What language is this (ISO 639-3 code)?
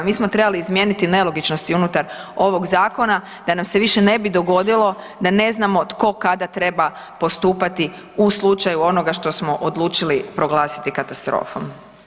hrv